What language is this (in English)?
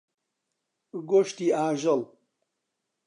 Central Kurdish